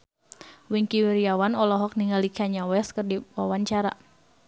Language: Sundanese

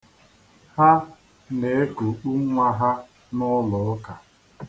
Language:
Igbo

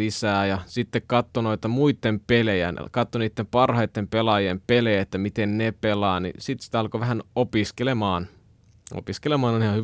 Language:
Finnish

